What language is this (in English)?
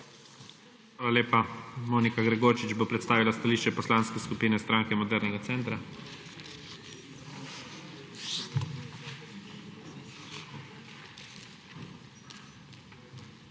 Slovenian